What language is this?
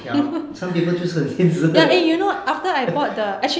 English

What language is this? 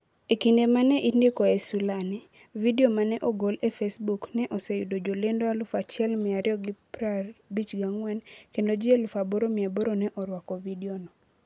Luo (Kenya and Tanzania)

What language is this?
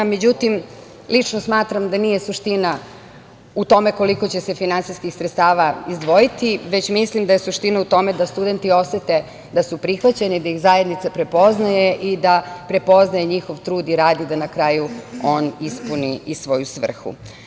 Serbian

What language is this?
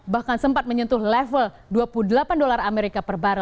Indonesian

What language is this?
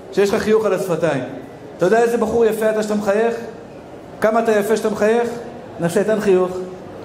Hebrew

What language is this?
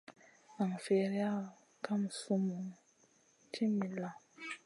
Masana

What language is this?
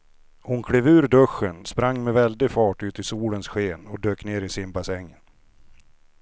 Swedish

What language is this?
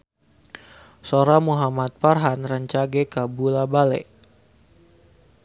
Sundanese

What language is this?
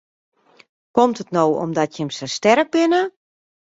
Western Frisian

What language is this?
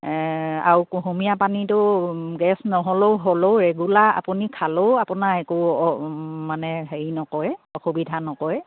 Assamese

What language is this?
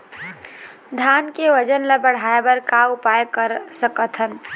Chhattisgarhi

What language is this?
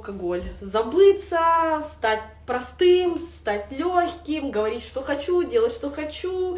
Russian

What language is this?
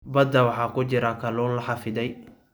Somali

